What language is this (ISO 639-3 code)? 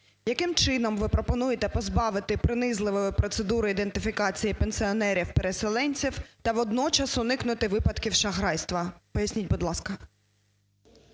ukr